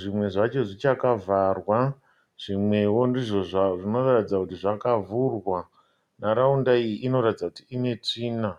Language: Shona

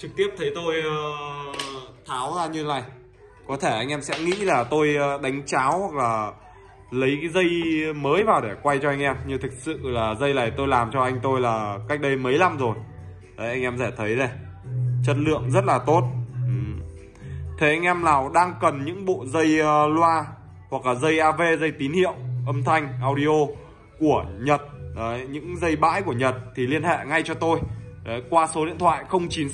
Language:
Vietnamese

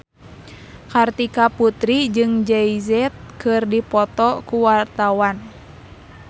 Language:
Sundanese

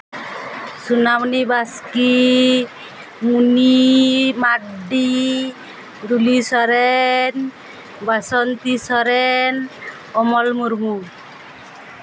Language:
Santali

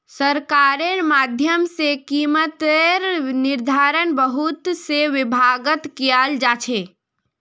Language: Magahi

